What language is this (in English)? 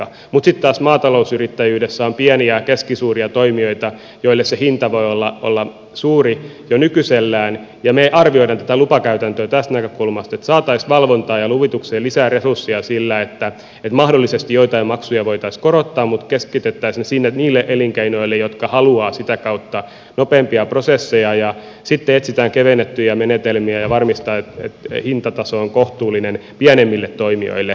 Finnish